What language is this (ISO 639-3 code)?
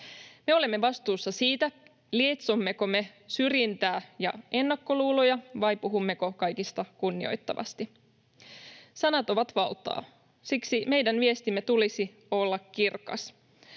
fin